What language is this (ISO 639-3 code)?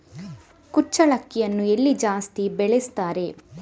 kan